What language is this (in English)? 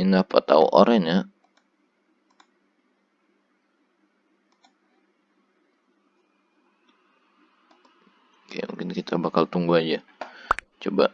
Indonesian